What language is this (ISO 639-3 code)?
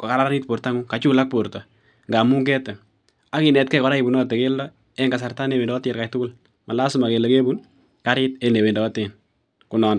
kln